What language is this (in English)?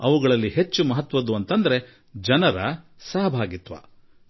Kannada